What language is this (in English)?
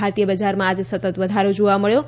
Gujarati